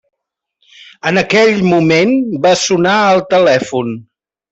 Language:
Catalan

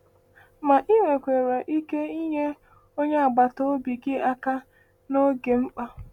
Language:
Igbo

